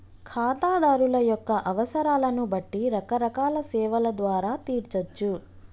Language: Telugu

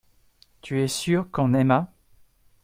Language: French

